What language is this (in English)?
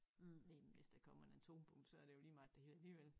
Danish